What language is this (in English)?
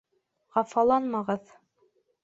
Bashkir